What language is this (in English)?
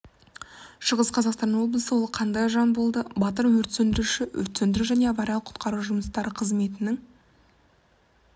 Kazakh